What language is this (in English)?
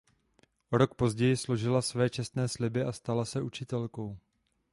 Czech